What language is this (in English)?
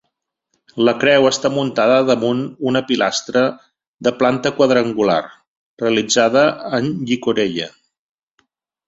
Catalan